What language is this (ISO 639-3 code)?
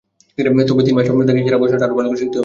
ben